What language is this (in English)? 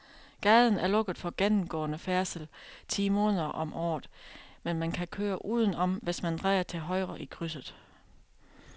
Danish